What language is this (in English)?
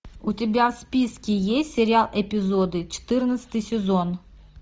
Russian